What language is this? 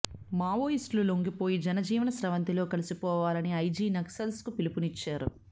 Telugu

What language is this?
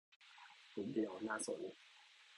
Thai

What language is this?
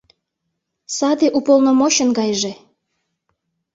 Mari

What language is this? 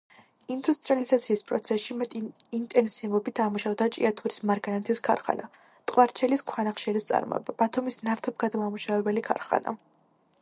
Georgian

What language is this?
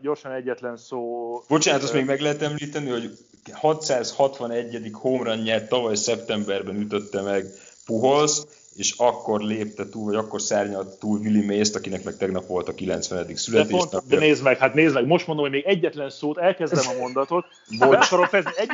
Hungarian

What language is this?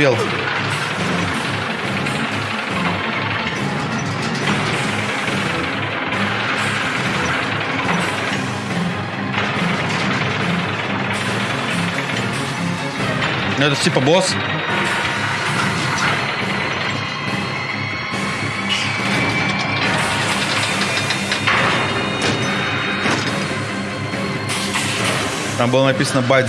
Russian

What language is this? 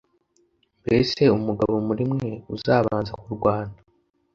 Kinyarwanda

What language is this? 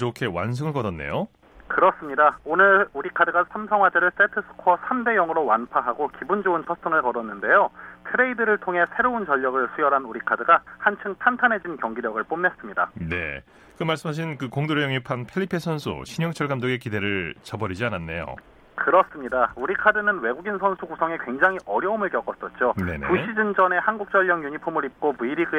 Korean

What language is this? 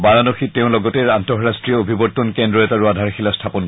Assamese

